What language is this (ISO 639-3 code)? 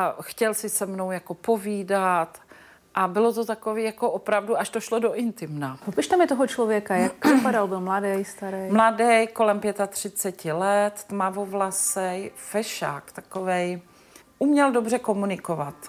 ces